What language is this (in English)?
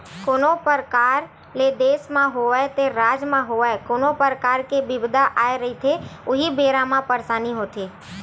Chhattisgarhi